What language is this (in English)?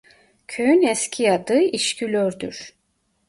Turkish